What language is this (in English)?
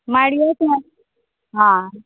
Konkani